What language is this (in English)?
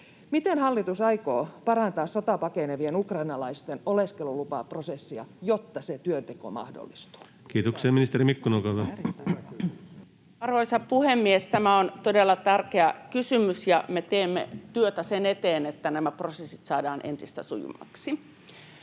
Finnish